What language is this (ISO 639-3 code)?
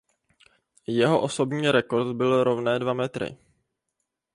ces